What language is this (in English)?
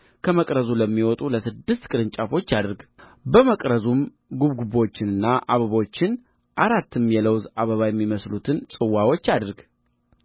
Amharic